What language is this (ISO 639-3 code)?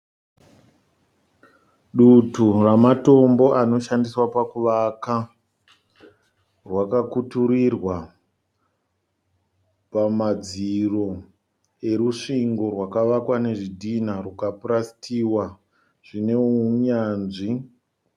sna